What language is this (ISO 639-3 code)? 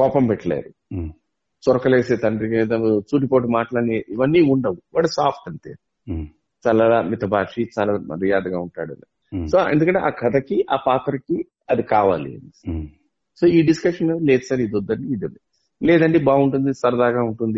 tel